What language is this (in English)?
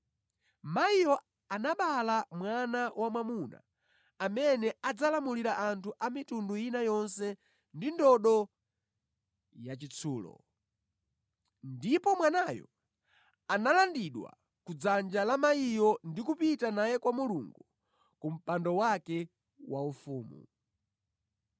Nyanja